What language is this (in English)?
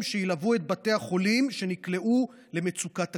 Hebrew